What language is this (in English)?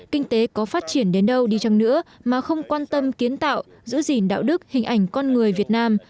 Vietnamese